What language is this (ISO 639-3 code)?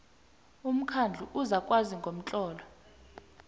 nbl